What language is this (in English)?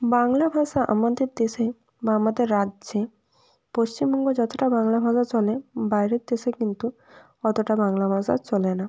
Bangla